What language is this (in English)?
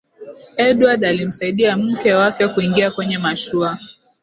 Swahili